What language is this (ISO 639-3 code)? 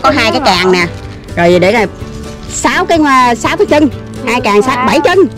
vie